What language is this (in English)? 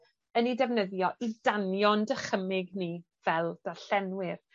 Welsh